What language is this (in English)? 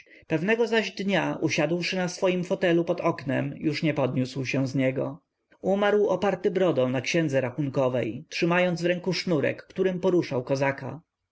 Polish